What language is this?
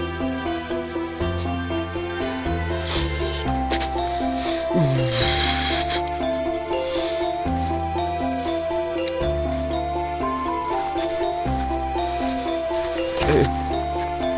Indonesian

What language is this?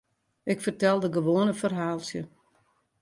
Western Frisian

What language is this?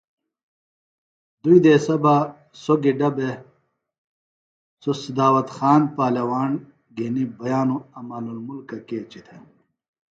Phalura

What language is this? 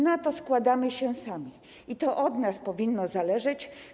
Polish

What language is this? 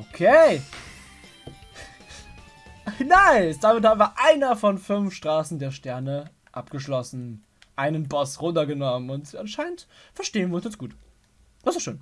German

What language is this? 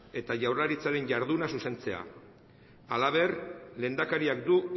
Basque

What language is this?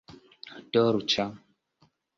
Esperanto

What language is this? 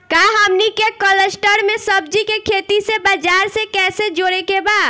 Bhojpuri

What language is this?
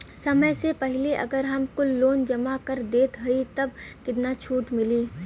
Bhojpuri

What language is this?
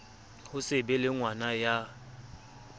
Southern Sotho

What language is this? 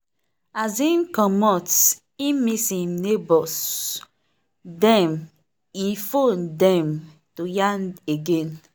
Nigerian Pidgin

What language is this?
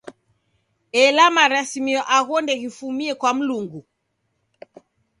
Taita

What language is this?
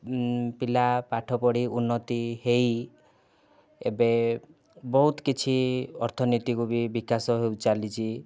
Odia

